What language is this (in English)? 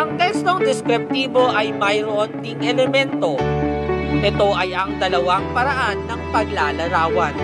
Filipino